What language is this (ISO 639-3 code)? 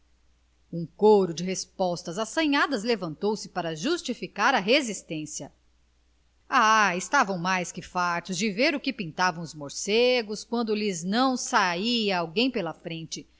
por